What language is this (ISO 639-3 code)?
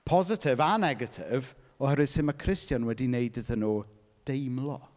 cym